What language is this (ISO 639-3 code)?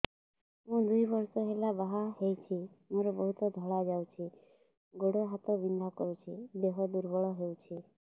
ori